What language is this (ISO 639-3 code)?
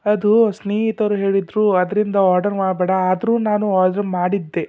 kan